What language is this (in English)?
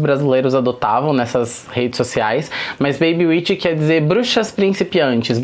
Portuguese